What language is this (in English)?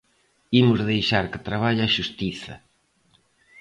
Galician